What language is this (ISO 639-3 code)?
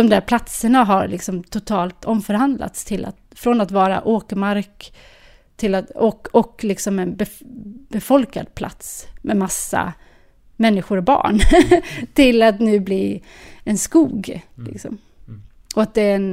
swe